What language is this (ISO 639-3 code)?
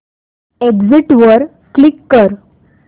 mar